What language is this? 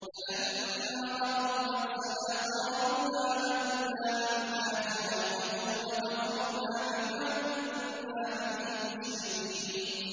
Arabic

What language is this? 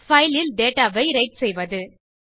Tamil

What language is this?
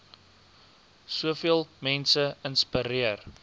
Afrikaans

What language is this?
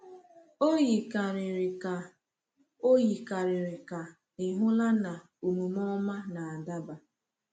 Igbo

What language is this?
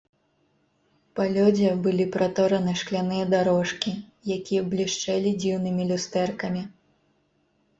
Belarusian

